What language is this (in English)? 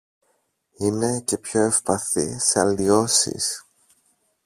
Greek